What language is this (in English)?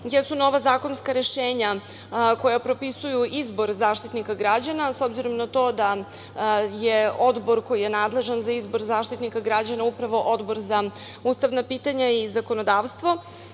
Serbian